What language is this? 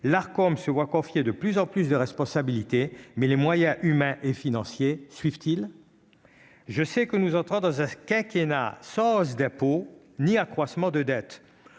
French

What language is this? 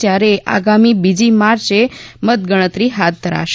Gujarati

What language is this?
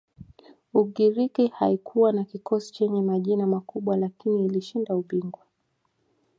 Swahili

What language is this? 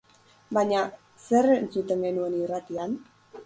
Basque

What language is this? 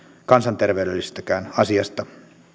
Finnish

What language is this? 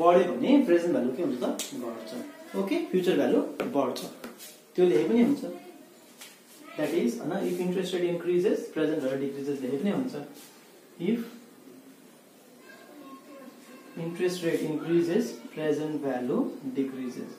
Hindi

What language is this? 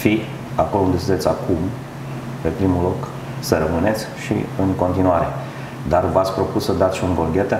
Romanian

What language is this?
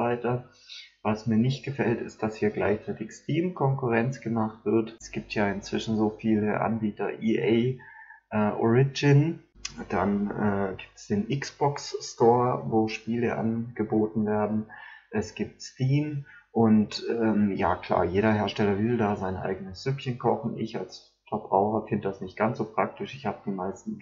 German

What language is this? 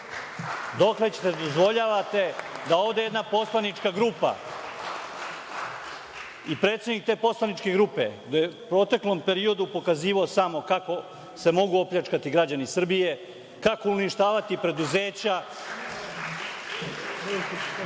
Serbian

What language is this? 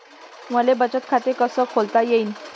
Marathi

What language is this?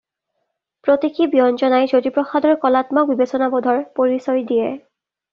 Assamese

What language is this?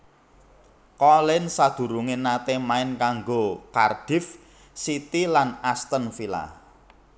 Javanese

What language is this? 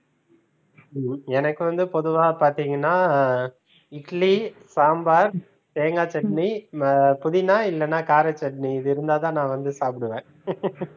Tamil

